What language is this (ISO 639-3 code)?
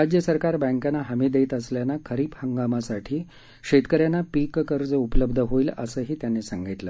mar